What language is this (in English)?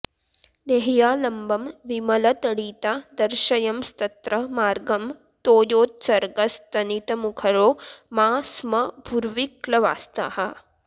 Sanskrit